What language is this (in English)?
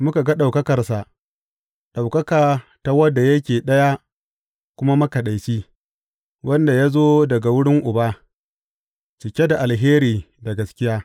Hausa